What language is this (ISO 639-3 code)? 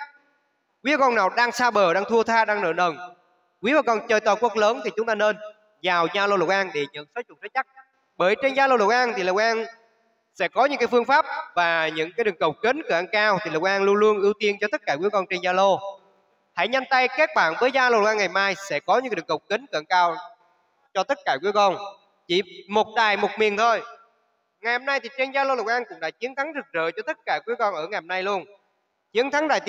vie